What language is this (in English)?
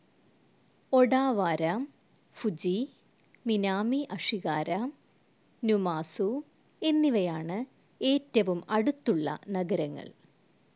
Malayalam